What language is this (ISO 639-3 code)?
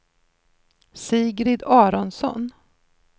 swe